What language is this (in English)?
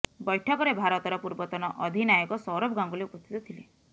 Odia